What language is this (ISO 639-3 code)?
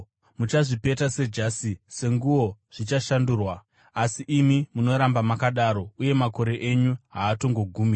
sna